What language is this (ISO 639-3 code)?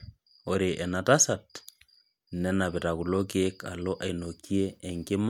mas